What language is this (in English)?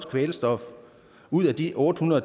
Danish